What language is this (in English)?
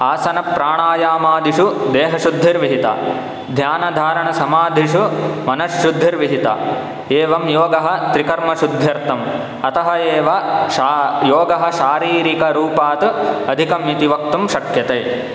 Sanskrit